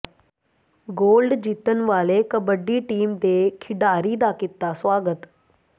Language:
Punjabi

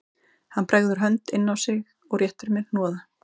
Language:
Icelandic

